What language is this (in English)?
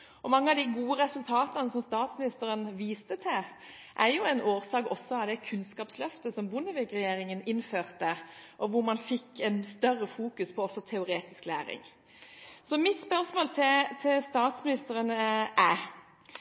Norwegian Bokmål